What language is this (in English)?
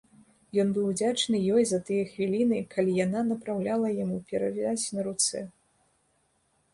Belarusian